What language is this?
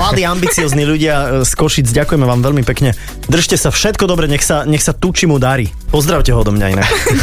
Slovak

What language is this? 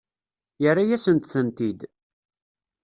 Kabyle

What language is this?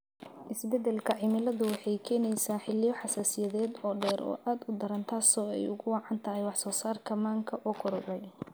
Somali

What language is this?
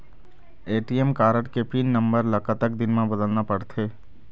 Chhattisgarhi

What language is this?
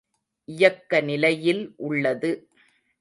Tamil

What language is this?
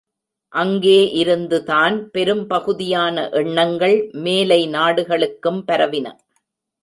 Tamil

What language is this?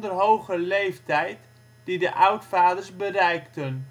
Dutch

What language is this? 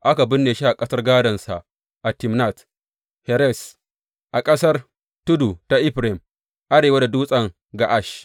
Hausa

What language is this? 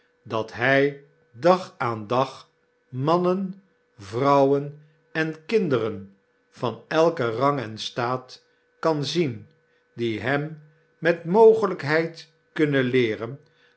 Dutch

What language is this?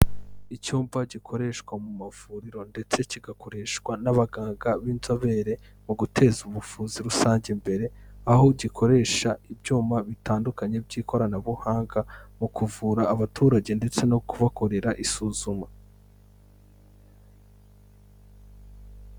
Kinyarwanda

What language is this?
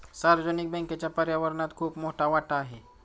Marathi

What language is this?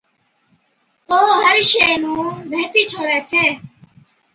Od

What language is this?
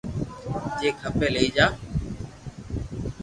Loarki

